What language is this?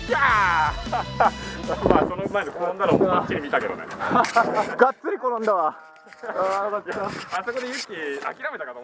Japanese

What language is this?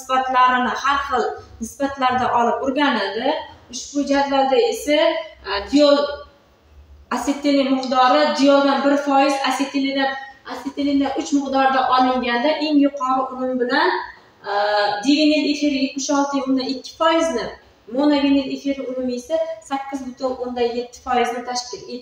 Turkish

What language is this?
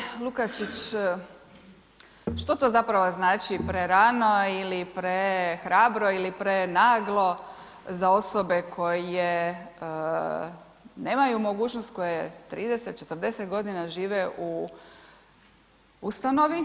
Croatian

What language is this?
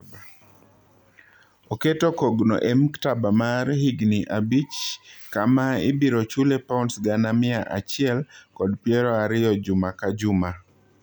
Luo (Kenya and Tanzania)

